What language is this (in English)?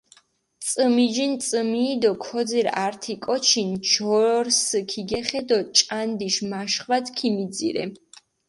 Mingrelian